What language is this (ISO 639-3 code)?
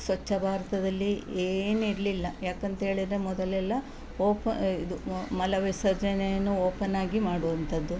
kan